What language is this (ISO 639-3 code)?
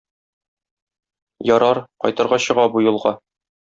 tat